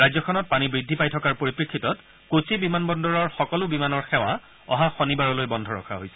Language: Assamese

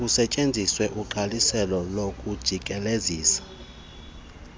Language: Xhosa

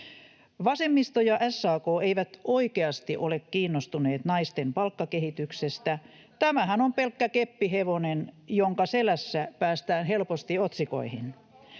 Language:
Finnish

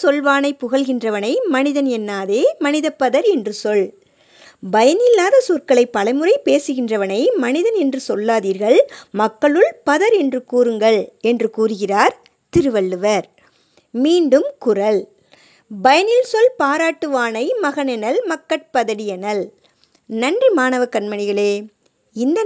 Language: Tamil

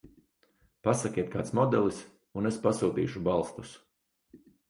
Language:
Latvian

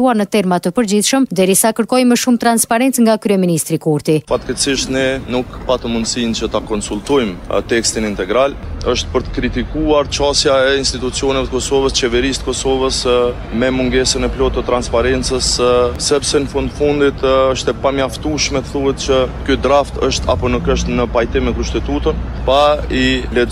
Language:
Romanian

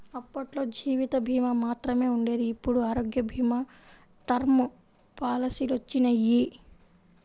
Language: Telugu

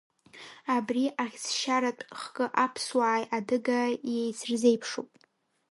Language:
Abkhazian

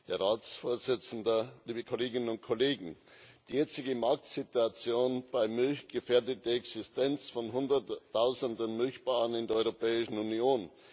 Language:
German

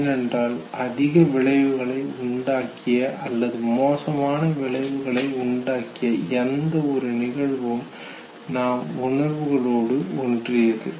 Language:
Tamil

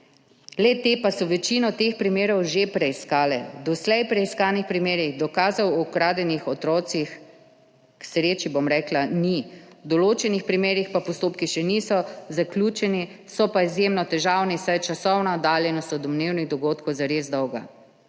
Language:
Slovenian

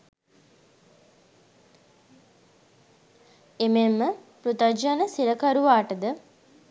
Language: Sinhala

